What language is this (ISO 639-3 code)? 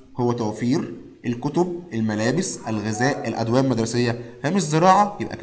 ara